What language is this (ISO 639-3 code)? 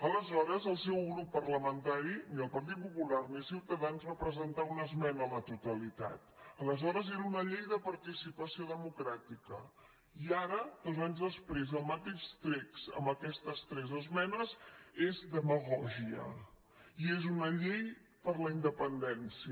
cat